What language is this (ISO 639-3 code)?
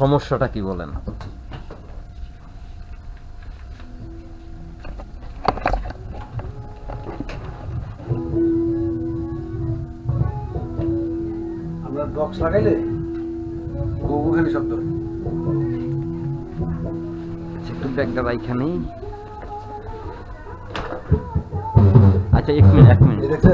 ben